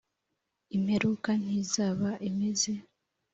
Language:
Kinyarwanda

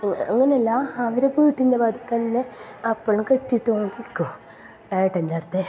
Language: Malayalam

